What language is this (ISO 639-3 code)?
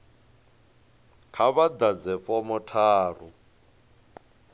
ven